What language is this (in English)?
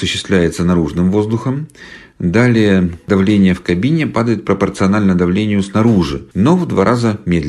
Russian